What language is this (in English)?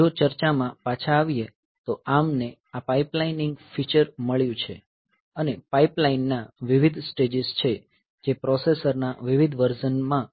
Gujarati